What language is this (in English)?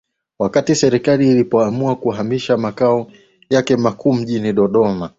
Swahili